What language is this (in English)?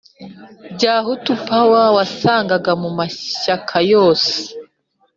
Kinyarwanda